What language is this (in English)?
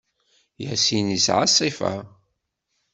Kabyle